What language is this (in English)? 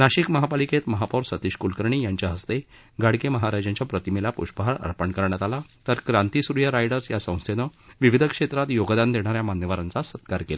Marathi